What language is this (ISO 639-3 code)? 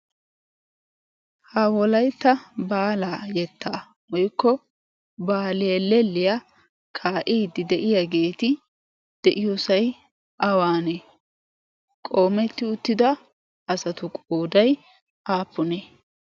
wal